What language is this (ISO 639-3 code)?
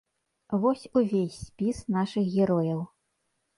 bel